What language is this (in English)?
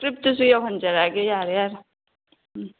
Manipuri